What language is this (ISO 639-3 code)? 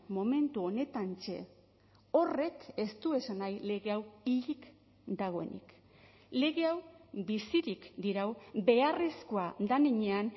eus